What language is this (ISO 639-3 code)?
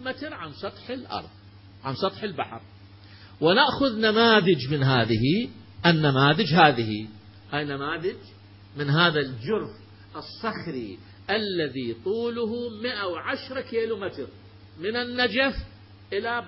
ara